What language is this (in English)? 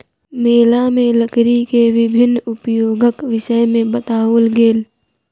Maithili